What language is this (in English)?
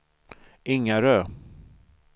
Swedish